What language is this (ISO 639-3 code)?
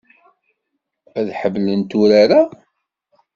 kab